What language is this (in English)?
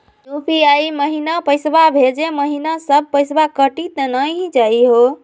Magahi